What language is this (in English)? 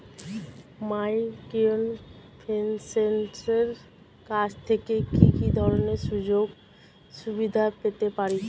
Bangla